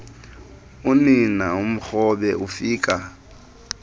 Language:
Xhosa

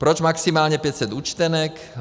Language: Czech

